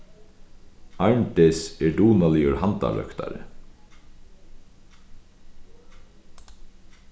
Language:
Faroese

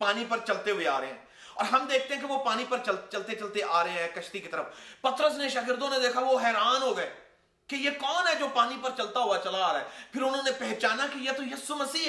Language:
Urdu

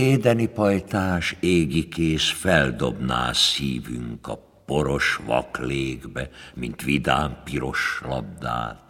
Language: Hungarian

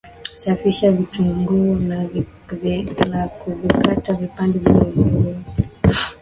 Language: Swahili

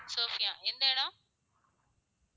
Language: Tamil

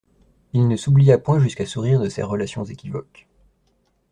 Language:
French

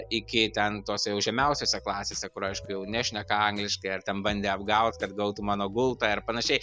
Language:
Lithuanian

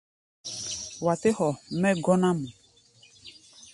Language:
Gbaya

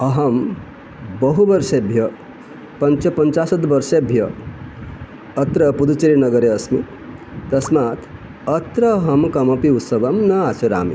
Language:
Sanskrit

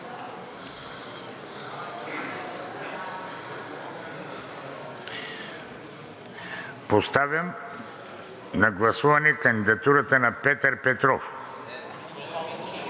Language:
Bulgarian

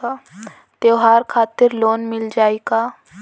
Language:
Bhojpuri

